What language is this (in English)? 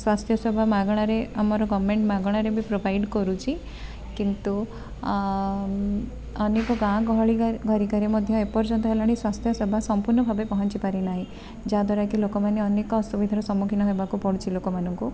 Odia